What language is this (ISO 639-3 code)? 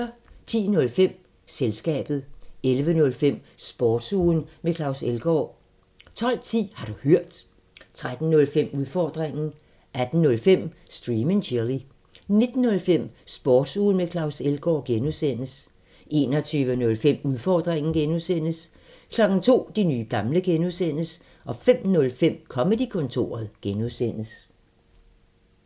dan